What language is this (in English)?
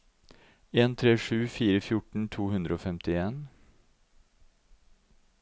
Norwegian